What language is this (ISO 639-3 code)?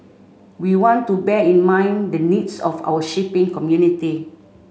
eng